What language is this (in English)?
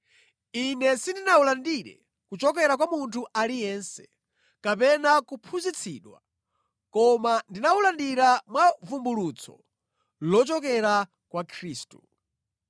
Nyanja